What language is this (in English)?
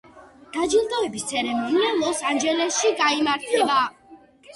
Georgian